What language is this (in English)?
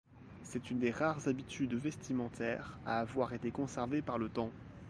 French